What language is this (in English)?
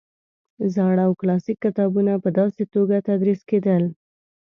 Pashto